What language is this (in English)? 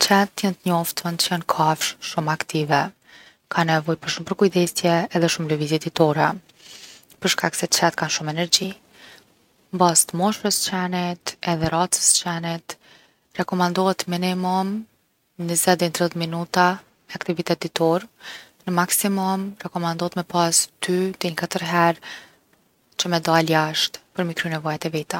Gheg Albanian